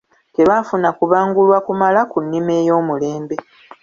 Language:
Ganda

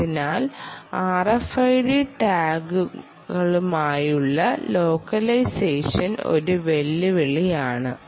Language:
Malayalam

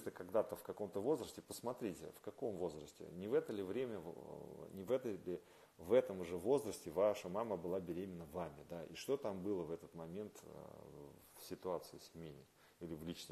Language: Russian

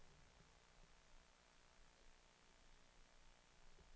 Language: Swedish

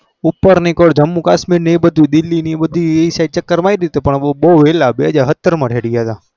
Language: Gujarati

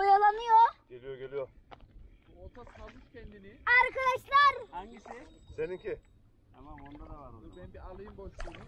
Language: Turkish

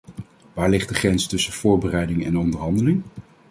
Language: Dutch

